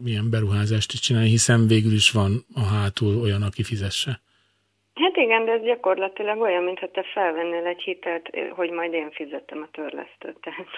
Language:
Hungarian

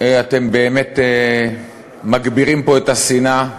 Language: Hebrew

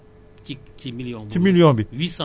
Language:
Wolof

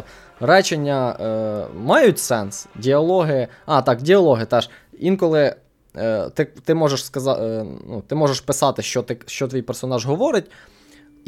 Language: Ukrainian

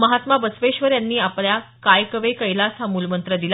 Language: Marathi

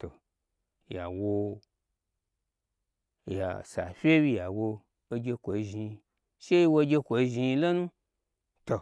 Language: Gbagyi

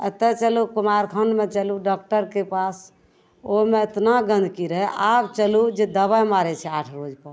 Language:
Maithili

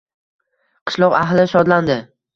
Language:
Uzbek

